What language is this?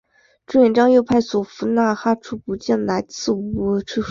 Chinese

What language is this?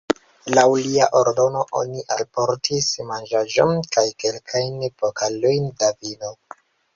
Esperanto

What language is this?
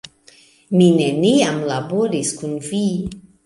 Esperanto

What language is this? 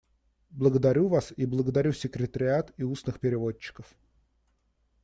Russian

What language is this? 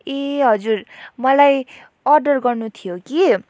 Nepali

